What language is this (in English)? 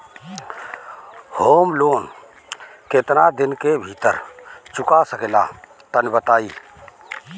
Bhojpuri